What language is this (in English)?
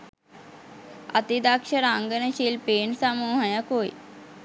Sinhala